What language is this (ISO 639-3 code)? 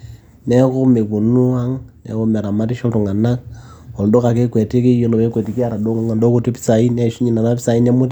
mas